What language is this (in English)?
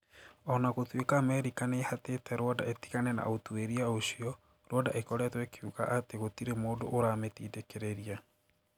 Kikuyu